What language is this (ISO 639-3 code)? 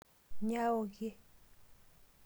mas